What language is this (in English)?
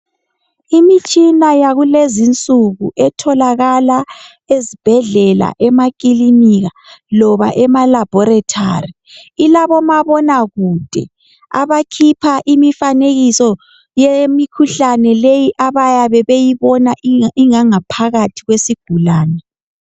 North Ndebele